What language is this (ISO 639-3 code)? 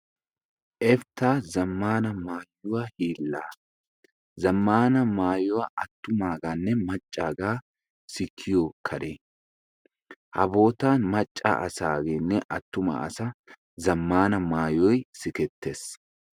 wal